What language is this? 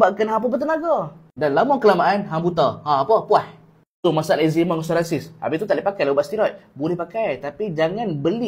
Malay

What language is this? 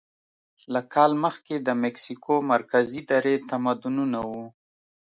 Pashto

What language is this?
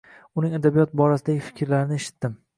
Uzbek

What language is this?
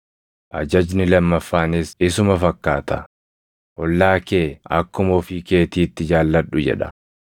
Oromo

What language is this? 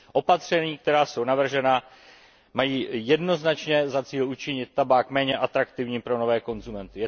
Czech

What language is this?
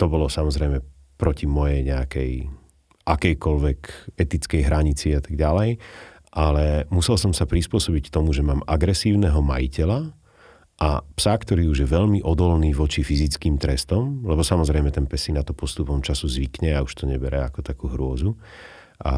Slovak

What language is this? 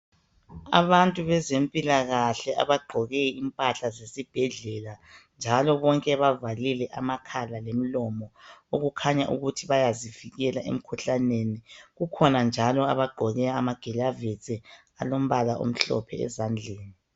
North Ndebele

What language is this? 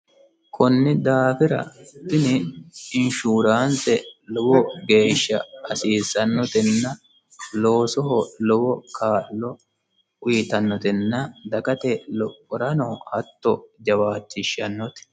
Sidamo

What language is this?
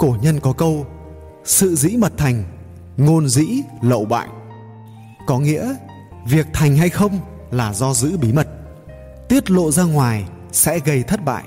Vietnamese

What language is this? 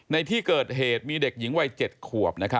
Thai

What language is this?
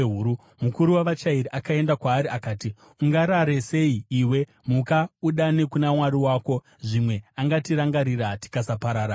Shona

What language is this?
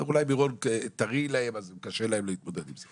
Hebrew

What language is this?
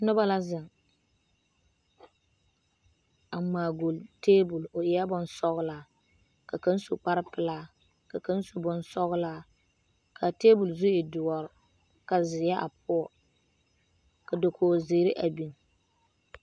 Southern Dagaare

